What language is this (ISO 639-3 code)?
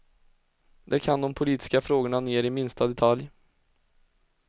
swe